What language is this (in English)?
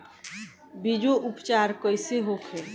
Bhojpuri